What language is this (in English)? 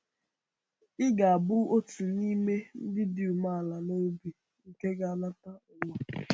Igbo